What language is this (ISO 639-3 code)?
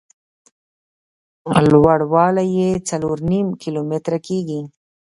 pus